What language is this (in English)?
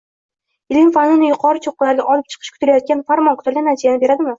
Uzbek